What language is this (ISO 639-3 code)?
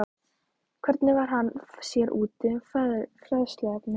isl